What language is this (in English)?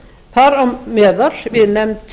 Icelandic